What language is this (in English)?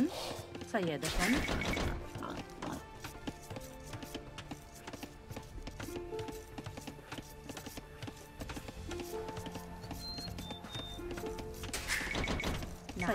Arabic